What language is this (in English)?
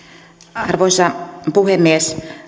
Finnish